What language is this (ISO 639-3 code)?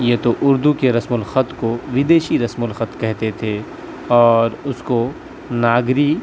urd